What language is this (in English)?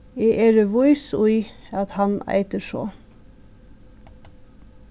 Faroese